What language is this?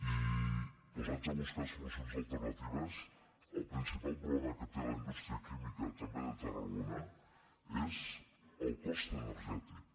Catalan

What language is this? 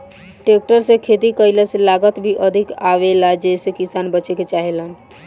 Bhojpuri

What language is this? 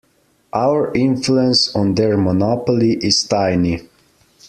English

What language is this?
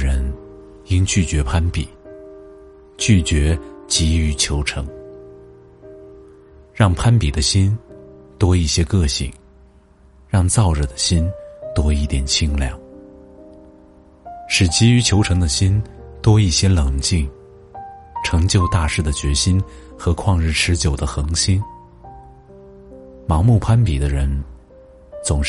Chinese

